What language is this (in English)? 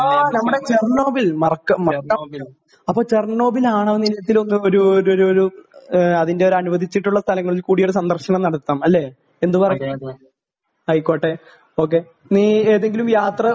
Malayalam